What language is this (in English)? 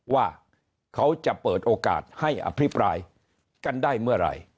Thai